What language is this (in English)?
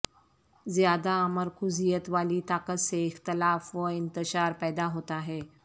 Urdu